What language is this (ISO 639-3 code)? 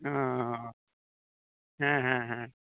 sat